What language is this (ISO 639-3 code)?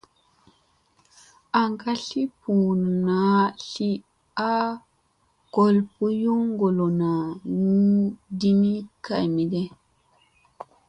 mse